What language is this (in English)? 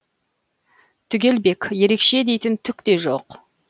Kazakh